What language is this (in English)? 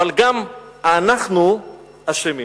Hebrew